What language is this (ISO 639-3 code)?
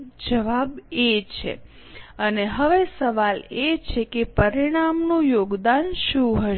guj